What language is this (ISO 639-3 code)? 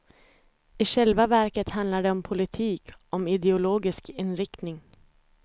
swe